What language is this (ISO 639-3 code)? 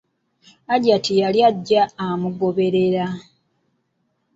lug